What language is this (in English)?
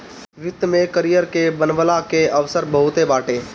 Bhojpuri